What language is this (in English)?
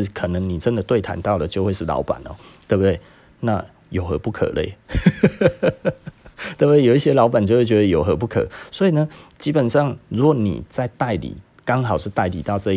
Chinese